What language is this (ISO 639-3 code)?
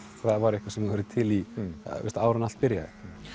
isl